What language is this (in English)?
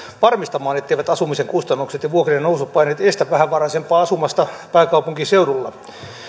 Finnish